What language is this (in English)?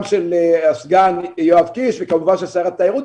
Hebrew